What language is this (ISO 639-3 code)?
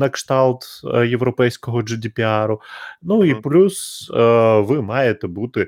ukr